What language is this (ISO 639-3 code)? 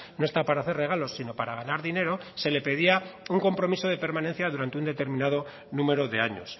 spa